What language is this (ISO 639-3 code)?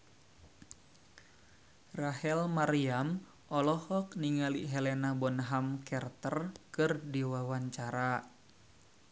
sun